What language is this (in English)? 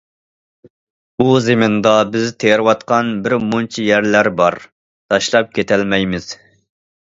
Uyghur